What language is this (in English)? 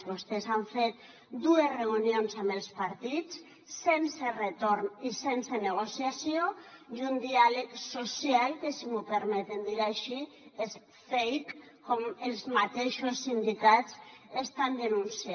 Catalan